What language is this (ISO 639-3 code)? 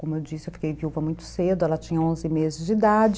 por